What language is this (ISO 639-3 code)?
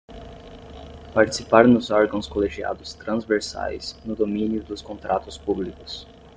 por